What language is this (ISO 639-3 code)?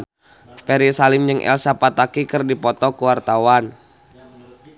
sun